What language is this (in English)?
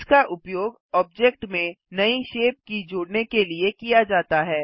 Hindi